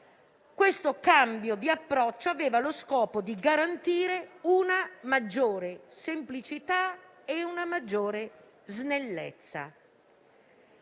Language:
Italian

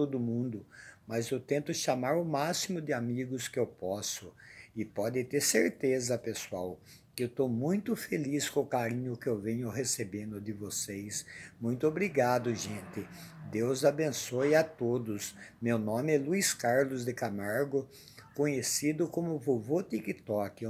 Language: Portuguese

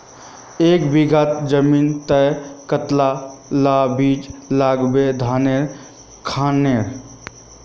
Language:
Magahi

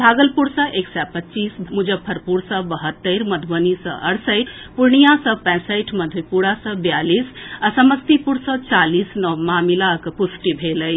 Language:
Maithili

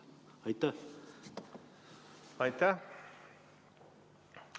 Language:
Estonian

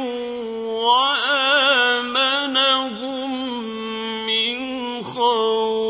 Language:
Arabic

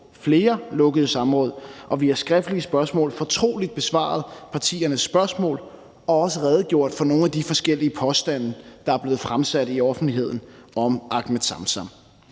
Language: Danish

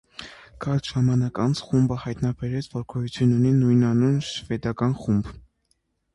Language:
Armenian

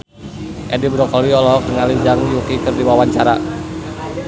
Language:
Sundanese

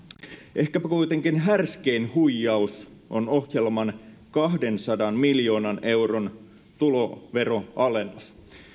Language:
Finnish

